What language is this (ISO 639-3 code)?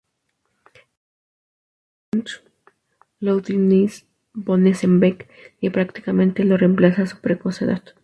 spa